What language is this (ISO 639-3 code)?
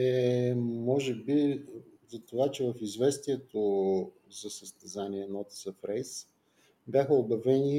bul